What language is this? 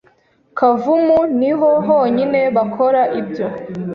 Kinyarwanda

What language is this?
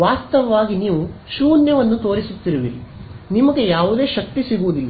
Kannada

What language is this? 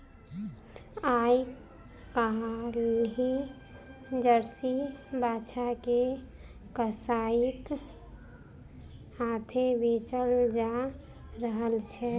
Maithili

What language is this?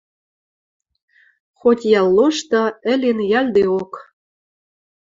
Western Mari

